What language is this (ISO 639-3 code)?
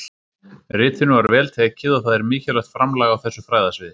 isl